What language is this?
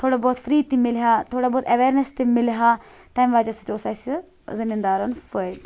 Kashmiri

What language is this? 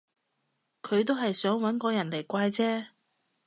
Cantonese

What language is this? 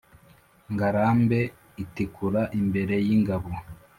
Kinyarwanda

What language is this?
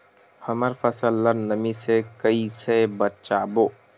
Chhattisgarhi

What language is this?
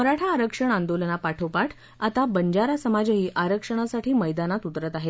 Marathi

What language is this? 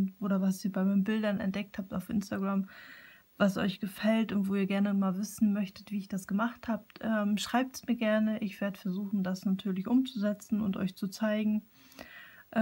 German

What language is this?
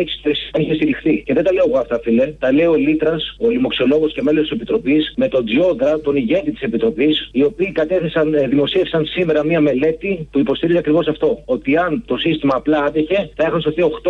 Greek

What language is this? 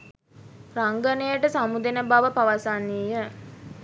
Sinhala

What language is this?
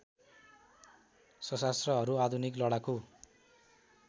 Nepali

